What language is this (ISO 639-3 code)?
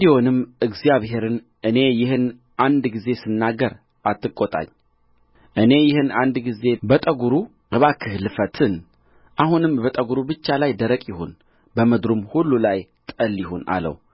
amh